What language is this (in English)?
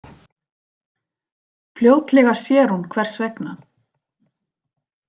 Icelandic